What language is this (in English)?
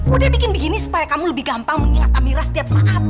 Indonesian